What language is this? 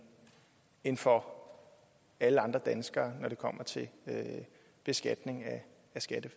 Danish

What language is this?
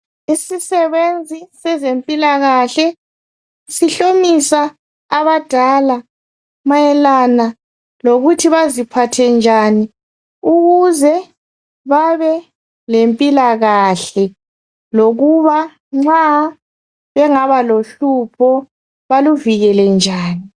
North Ndebele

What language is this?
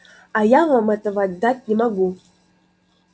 Russian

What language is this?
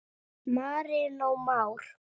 Icelandic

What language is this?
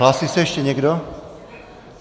Czech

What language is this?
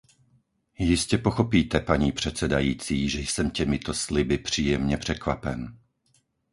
Czech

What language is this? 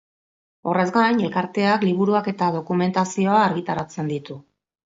Basque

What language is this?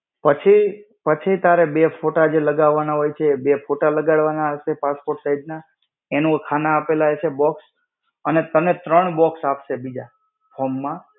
Gujarati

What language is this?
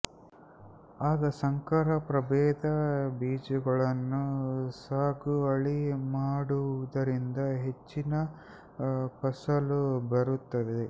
Kannada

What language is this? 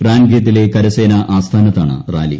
Malayalam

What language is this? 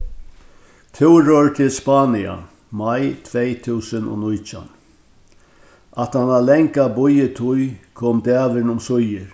Faroese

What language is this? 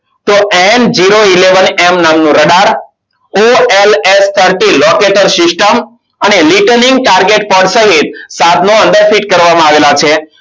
Gujarati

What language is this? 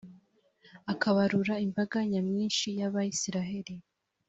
Kinyarwanda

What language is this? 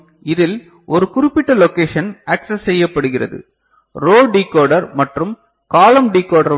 Tamil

